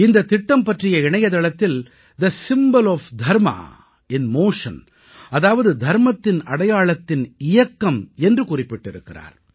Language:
Tamil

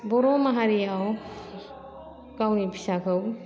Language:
Bodo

